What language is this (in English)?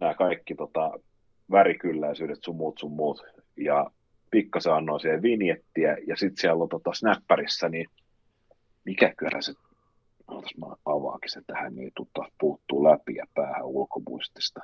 Finnish